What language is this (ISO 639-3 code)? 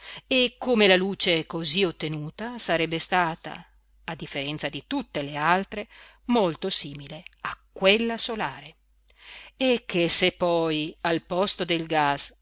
ita